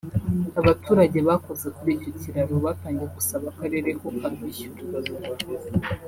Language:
Kinyarwanda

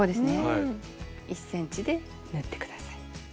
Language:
Japanese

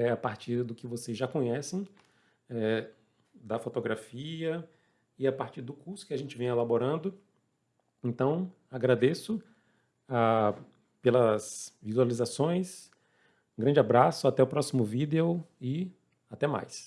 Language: Portuguese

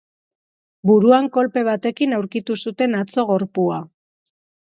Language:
Basque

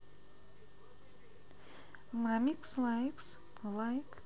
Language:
Russian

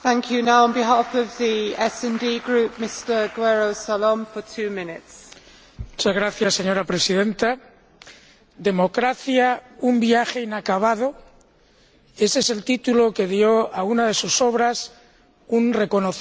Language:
Spanish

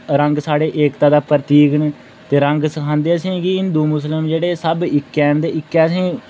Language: Dogri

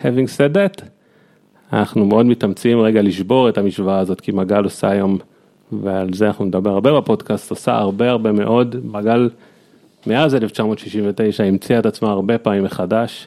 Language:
Hebrew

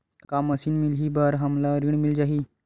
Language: Chhattisgarhi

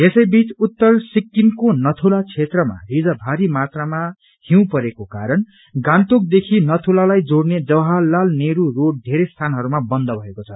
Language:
Nepali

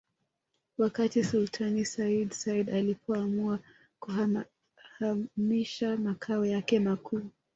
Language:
Swahili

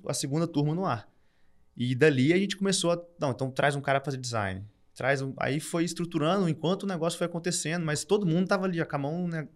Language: Portuguese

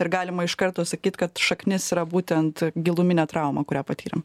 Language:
Lithuanian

